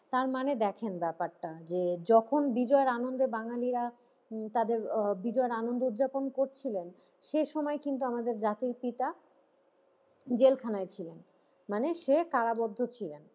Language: Bangla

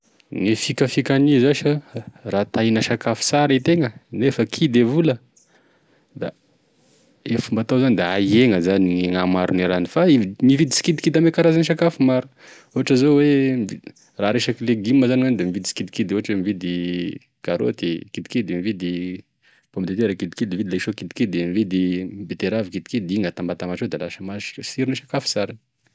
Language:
Tesaka Malagasy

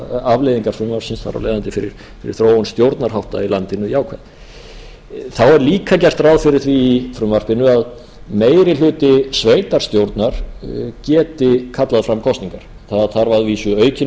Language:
Icelandic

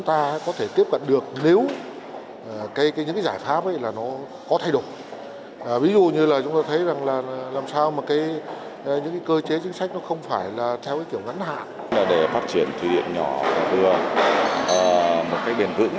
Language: Vietnamese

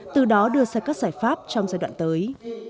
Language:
Vietnamese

